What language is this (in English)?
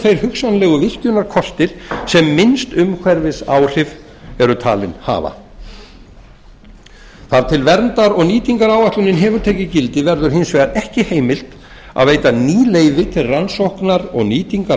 Icelandic